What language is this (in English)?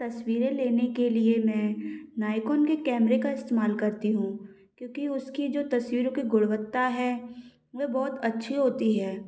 Hindi